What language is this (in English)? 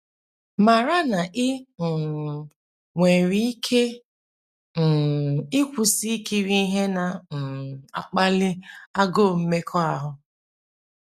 Igbo